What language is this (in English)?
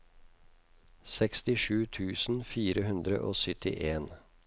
Norwegian